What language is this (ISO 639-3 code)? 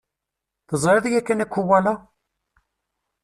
kab